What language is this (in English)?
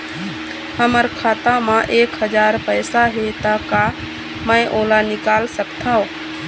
Chhattisgarhi